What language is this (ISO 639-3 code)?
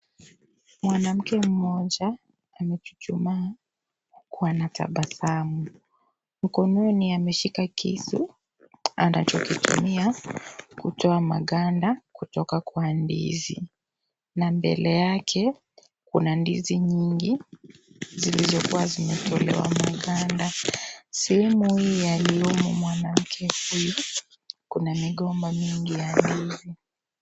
swa